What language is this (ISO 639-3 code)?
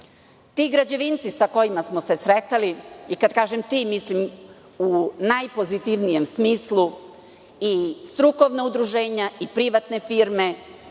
srp